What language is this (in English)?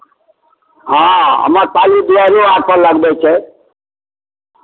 Maithili